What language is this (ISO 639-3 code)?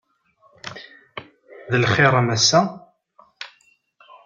kab